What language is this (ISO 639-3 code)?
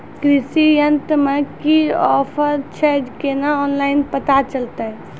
mai